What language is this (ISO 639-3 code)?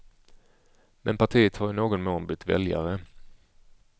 swe